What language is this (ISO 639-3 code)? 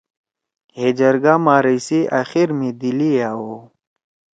trw